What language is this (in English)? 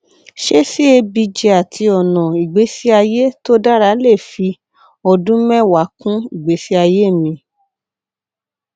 Yoruba